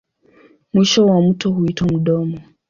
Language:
Swahili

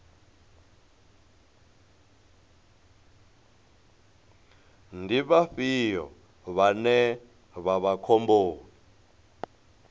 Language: Venda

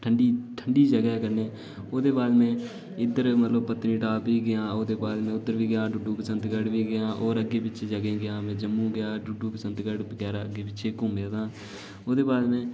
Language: Dogri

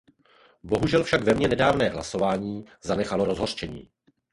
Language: Czech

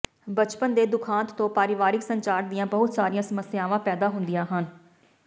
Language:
Punjabi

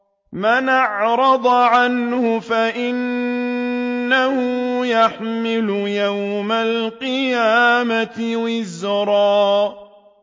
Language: Arabic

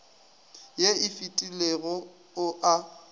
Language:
Northern Sotho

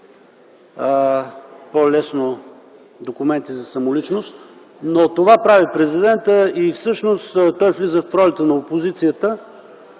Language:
Bulgarian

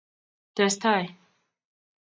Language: Kalenjin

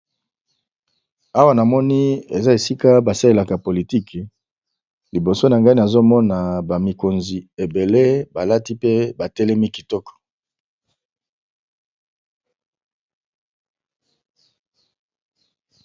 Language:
Lingala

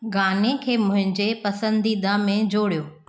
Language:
Sindhi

